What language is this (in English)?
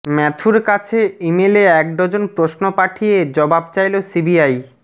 Bangla